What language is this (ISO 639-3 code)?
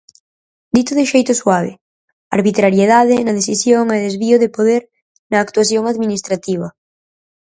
glg